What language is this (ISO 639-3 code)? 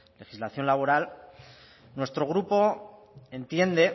spa